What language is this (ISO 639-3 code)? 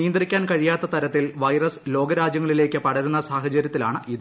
mal